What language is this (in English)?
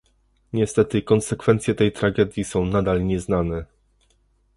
Polish